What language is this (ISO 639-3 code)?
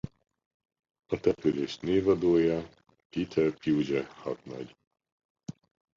hun